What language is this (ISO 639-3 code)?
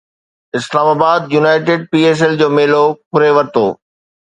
snd